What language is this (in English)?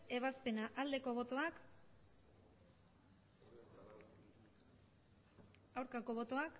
Basque